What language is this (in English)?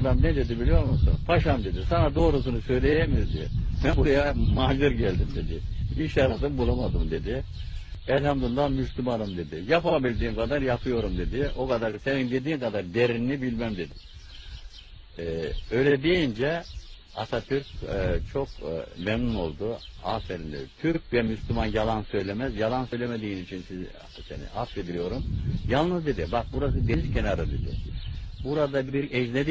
Turkish